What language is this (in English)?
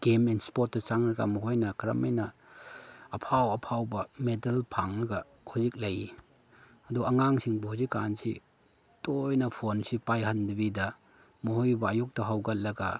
Manipuri